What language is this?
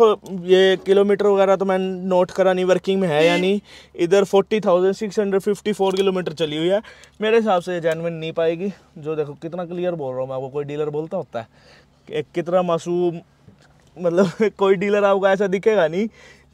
Hindi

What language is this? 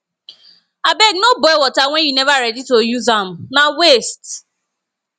Nigerian Pidgin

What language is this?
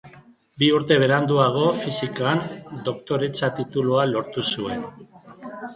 Basque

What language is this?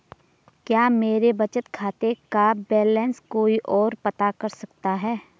Hindi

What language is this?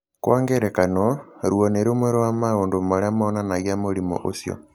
Kikuyu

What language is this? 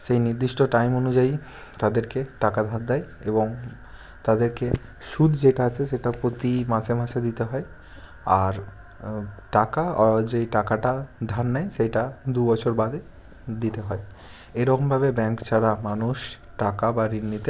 Bangla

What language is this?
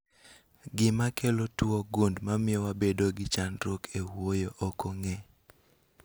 Luo (Kenya and Tanzania)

